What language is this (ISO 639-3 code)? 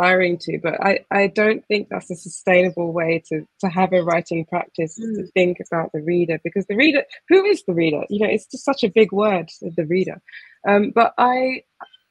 eng